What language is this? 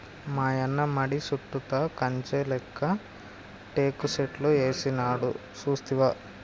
Telugu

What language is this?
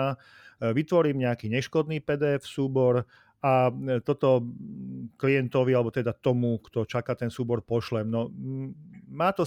Slovak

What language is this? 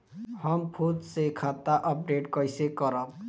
Bhojpuri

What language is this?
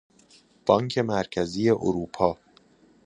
Persian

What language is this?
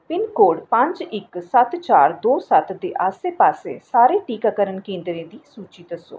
Dogri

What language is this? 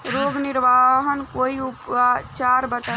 Bhojpuri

